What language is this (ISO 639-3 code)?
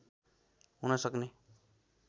nep